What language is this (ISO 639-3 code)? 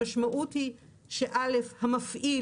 heb